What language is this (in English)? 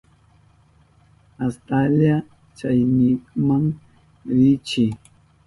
Southern Pastaza Quechua